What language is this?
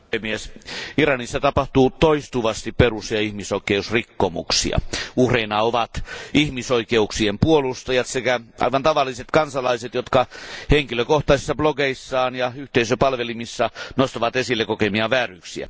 Finnish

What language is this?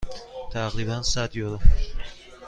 Persian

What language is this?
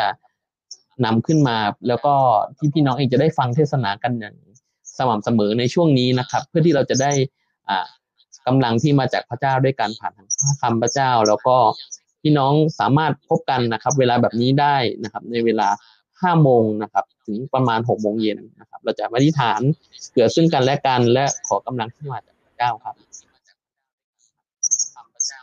Thai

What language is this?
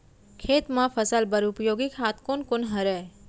Chhattisgarhi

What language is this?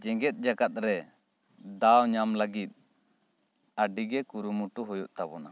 Santali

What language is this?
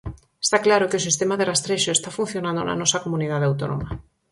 Galician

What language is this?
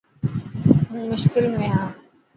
Dhatki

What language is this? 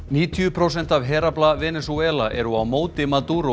Icelandic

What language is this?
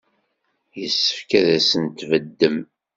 Kabyle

